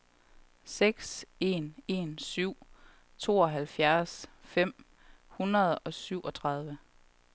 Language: Danish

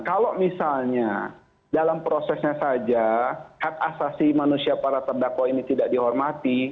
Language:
Indonesian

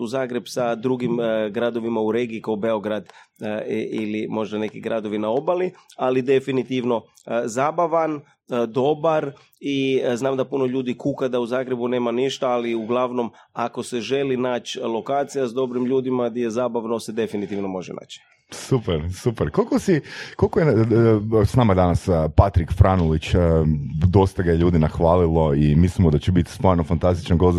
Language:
Croatian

